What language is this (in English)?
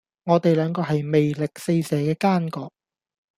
Cantonese